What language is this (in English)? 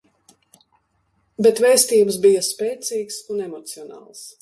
Latvian